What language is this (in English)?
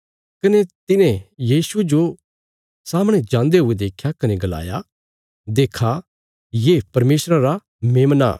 Bilaspuri